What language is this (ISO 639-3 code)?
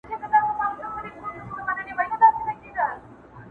pus